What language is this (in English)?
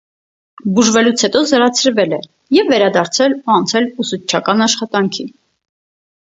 Armenian